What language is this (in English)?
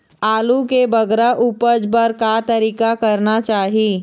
Chhattisgarhi